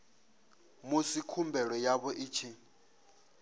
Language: Venda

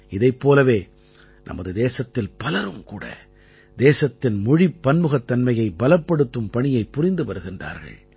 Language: Tamil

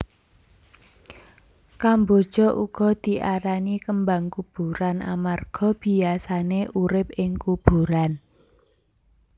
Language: Javanese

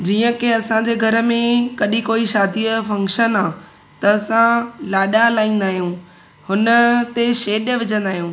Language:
Sindhi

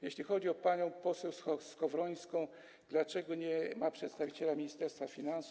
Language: Polish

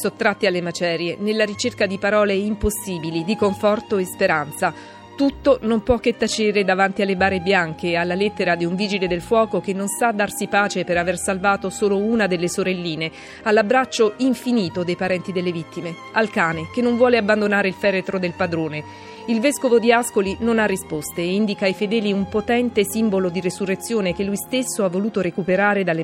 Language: Italian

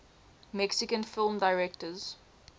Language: English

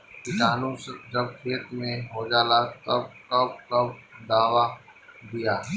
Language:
Bhojpuri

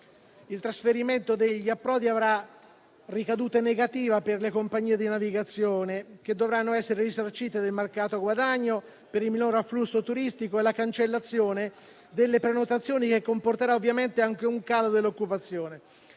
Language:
Italian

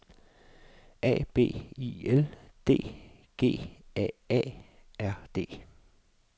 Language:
Danish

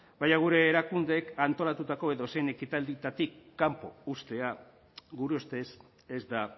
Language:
Basque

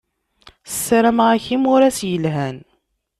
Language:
Kabyle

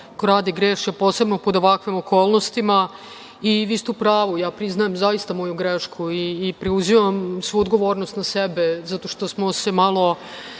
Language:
Serbian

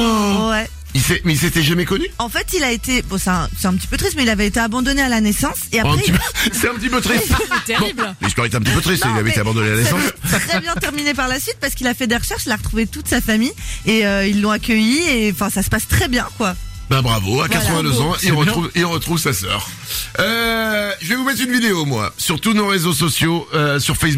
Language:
French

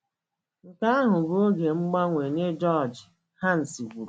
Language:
Igbo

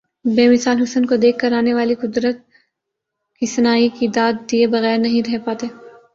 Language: Urdu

